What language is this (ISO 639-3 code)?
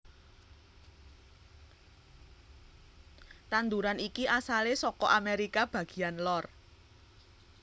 jav